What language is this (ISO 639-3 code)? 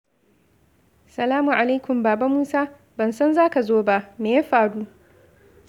hau